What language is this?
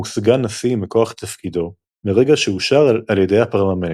Hebrew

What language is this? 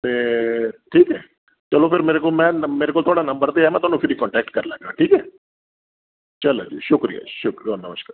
Dogri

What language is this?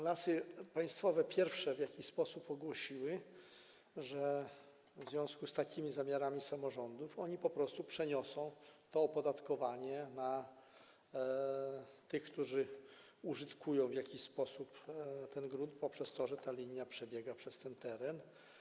Polish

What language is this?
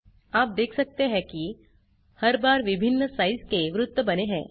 Hindi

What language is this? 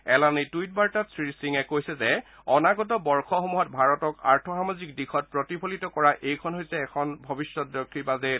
Assamese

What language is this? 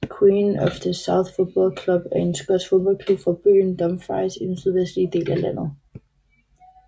Danish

